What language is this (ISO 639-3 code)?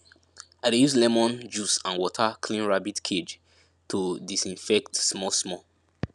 pcm